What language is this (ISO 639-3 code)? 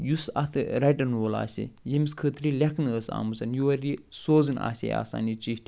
kas